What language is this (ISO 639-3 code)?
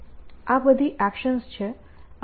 guj